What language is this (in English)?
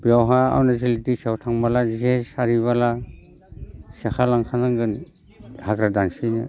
Bodo